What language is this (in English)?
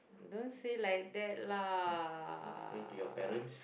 English